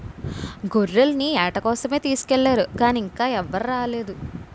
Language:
Telugu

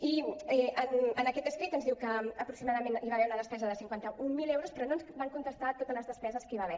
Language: Catalan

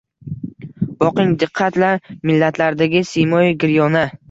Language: Uzbek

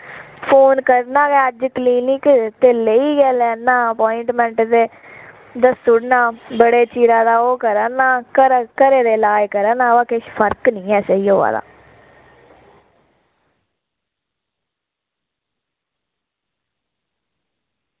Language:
Dogri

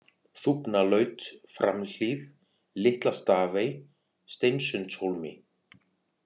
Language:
Icelandic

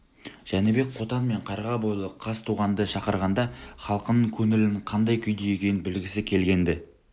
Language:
Kazakh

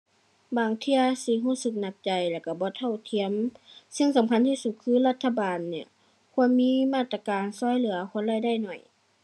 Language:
Thai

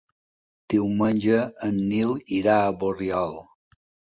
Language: Catalan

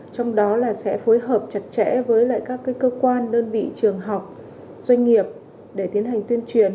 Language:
Vietnamese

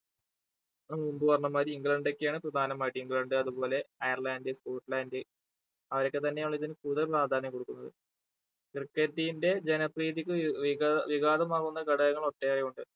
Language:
Malayalam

